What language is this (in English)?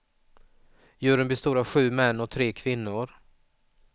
Swedish